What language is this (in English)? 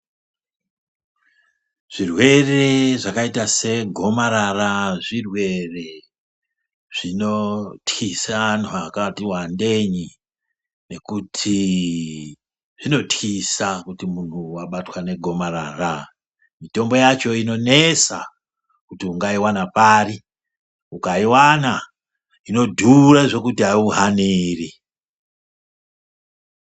Ndau